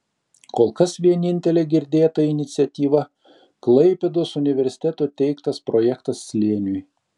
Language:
Lithuanian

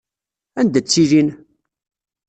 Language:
Kabyle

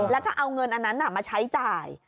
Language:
Thai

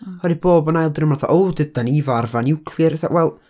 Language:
Welsh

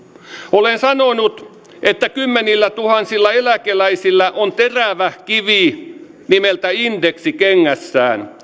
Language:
Finnish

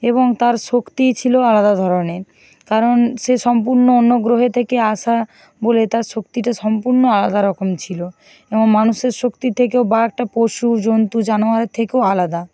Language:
Bangla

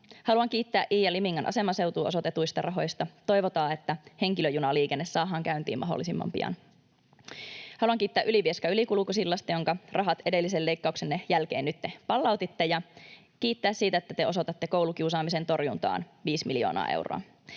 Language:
Finnish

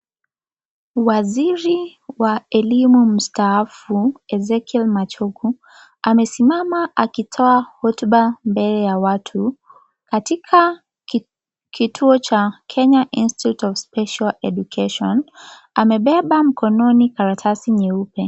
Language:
Swahili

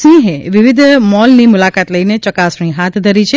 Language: Gujarati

